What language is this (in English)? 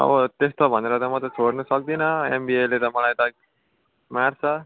Nepali